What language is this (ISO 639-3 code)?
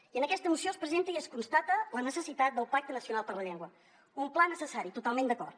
cat